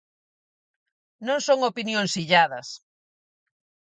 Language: Galician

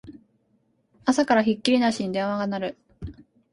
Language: Japanese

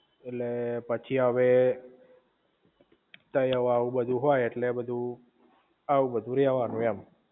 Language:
Gujarati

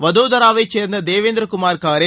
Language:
Tamil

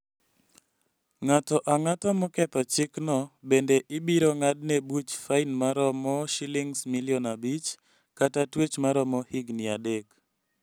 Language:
Luo (Kenya and Tanzania)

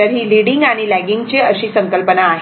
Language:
Marathi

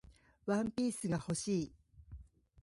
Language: Japanese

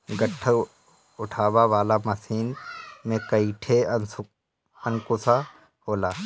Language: Bhojpuri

